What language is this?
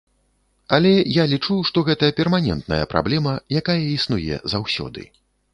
Belarusian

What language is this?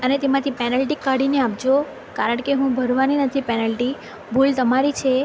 Gujarati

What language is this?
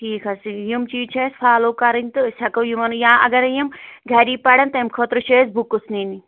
Kashmiri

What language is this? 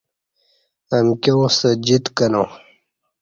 Kati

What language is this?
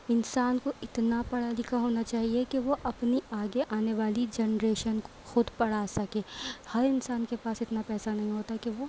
Urdu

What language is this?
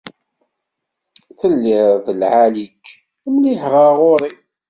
Kabyle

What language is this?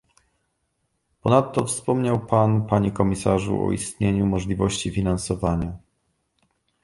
Polish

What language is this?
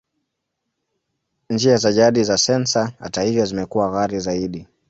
Swahili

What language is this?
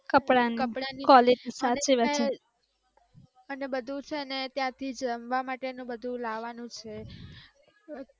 Gujarati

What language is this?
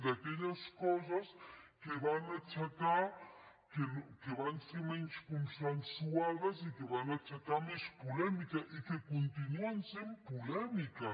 Catalan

